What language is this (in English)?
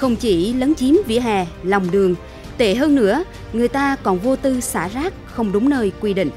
Vietnamese